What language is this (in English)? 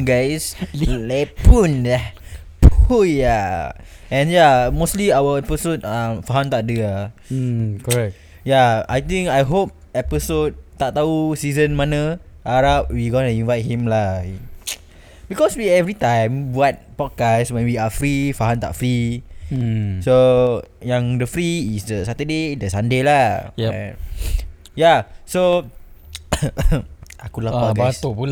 Malay